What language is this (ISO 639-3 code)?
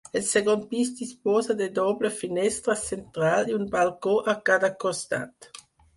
cat